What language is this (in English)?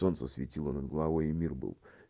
Russian